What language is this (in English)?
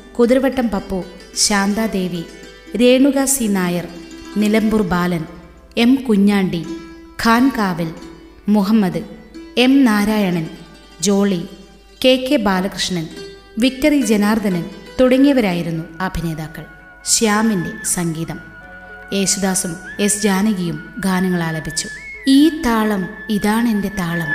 Malayalam